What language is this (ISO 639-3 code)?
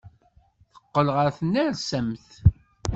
kab